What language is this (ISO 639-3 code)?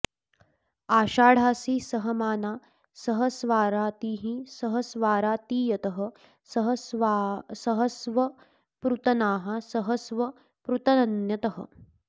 san